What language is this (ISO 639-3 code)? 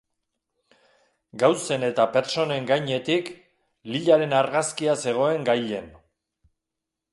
eus